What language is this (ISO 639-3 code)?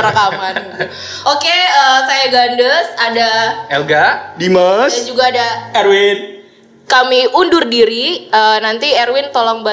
ind